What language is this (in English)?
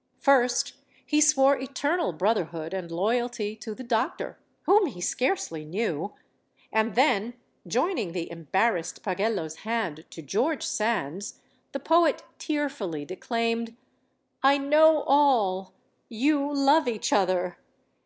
English